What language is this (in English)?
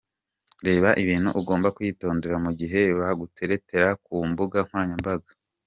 Kinyarwanda